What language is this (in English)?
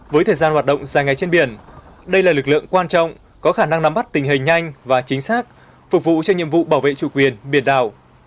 Vietnamese